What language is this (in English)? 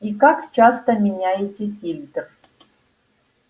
Russian